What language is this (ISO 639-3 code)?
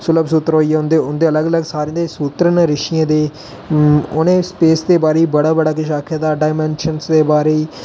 doi